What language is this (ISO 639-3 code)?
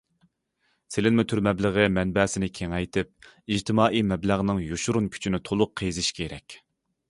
uig